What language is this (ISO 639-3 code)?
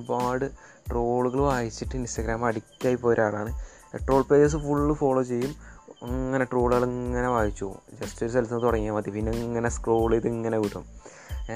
mal